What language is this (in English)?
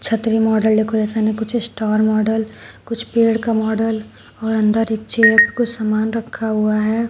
Hindi